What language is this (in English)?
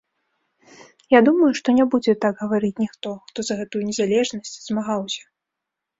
Belarusian